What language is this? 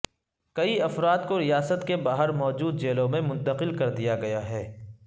Urdu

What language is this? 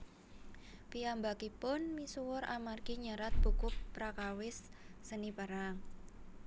Javanese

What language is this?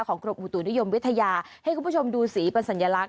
Thai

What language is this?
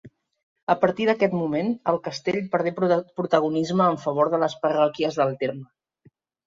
Catalan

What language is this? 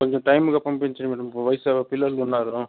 Telugu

